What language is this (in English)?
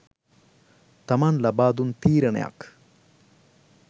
Sinhala